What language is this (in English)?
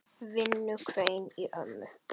Icelandic